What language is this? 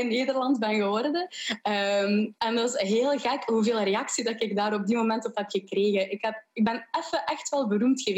Dutch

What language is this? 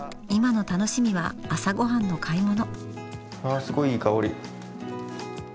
Japanese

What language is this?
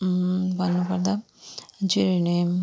Nepali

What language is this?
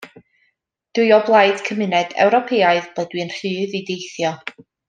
Welsh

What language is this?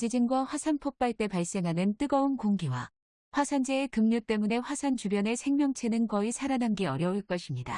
Korean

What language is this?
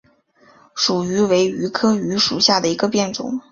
Chinese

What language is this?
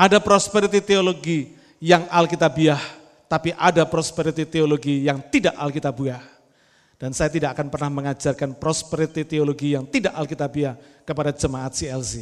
Indonesian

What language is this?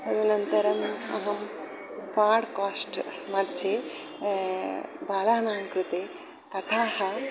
Sanskrit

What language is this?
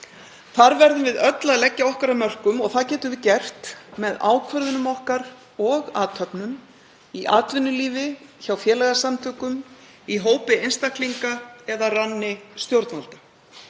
Icelandic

